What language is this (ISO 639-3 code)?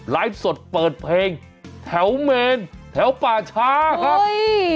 tha